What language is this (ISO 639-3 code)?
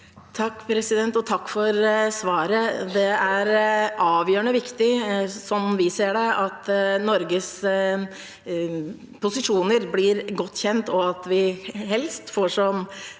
nor